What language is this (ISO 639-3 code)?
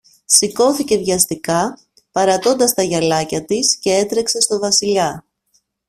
ell